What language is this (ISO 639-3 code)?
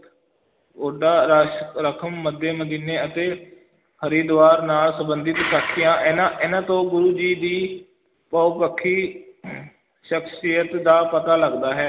pan